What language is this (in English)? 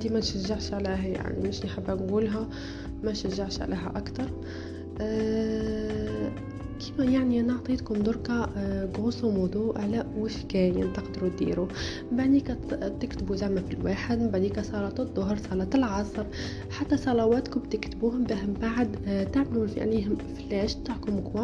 Arabic